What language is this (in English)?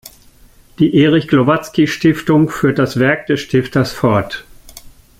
German